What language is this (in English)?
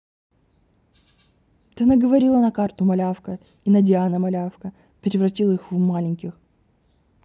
Russian